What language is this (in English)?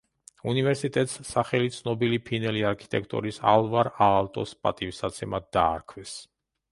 Georgian